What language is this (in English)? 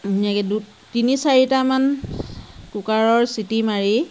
Assamese